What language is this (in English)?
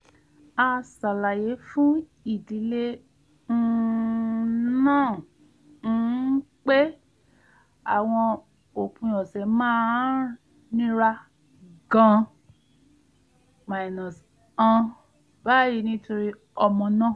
Yoruba